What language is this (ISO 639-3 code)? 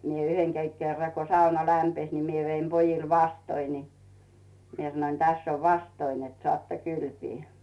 fin